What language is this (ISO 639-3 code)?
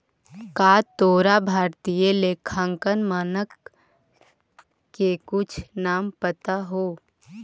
mag